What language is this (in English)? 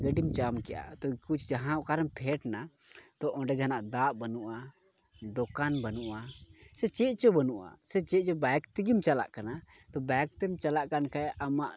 Santali